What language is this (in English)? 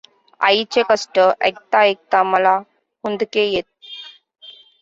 Marathi